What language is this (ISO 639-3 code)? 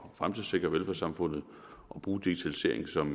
dan